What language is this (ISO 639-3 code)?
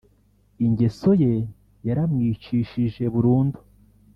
kin